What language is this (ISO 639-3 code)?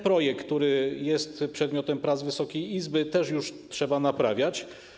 pol